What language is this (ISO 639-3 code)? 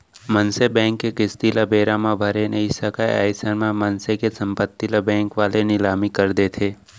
hne